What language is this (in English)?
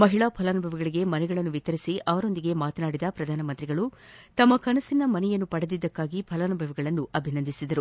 Kannada